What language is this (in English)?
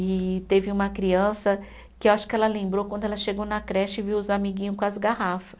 Portuguese